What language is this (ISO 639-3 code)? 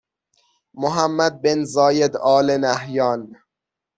fas